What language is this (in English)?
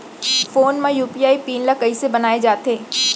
Chhattisgarhi